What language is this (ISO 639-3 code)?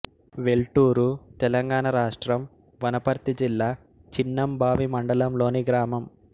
tel